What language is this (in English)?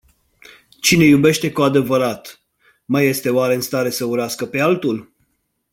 Romanian